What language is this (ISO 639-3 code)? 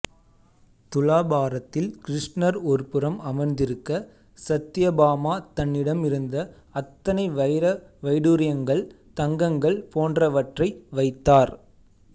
tam